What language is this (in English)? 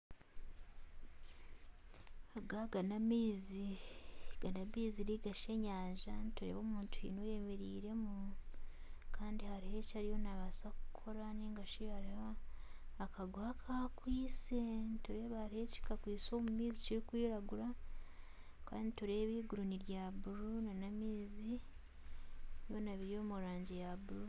Nyankole